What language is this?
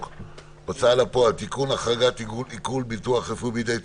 Hebrew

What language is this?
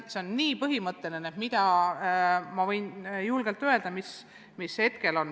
Estonian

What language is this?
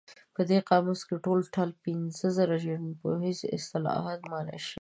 Pashto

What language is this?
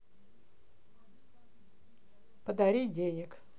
Russian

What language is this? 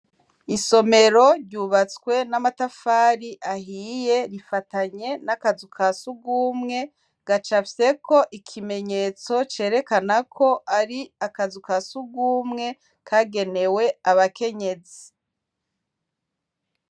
Rundi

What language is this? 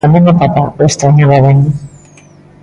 Galician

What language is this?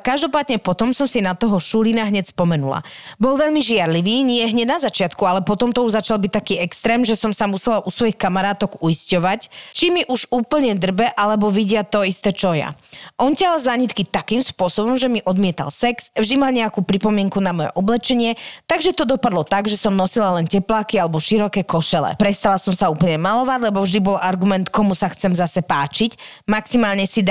Slovak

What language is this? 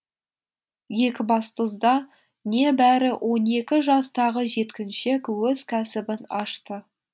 Kazakh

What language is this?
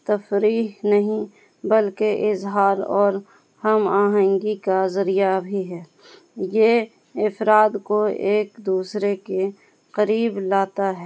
Urdu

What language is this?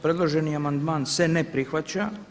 Croatian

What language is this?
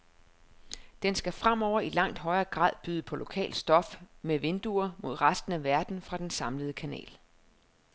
Danish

